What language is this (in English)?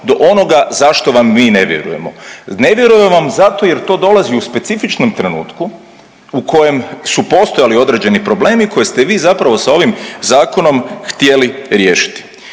Croatian